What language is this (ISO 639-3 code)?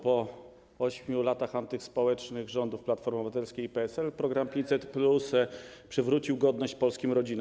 pol